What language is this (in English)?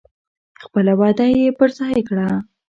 Pashto